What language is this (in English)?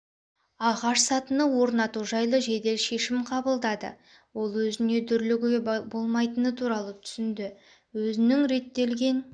Kazakh